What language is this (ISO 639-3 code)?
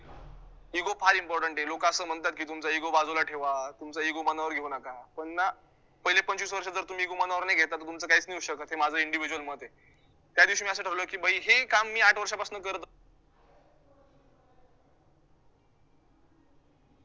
mar